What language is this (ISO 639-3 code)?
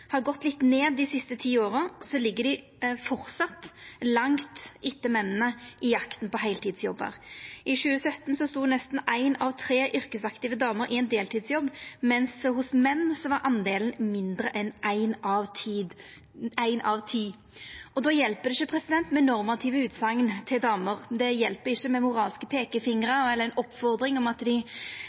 nno